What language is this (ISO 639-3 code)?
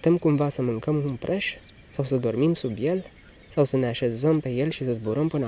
ron